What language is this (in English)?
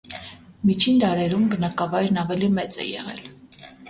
Armenian